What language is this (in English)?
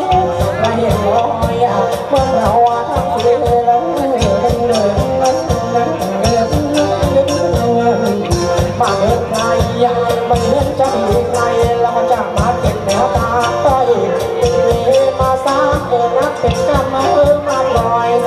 Thai